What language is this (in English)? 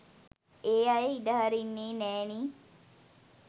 Sinhala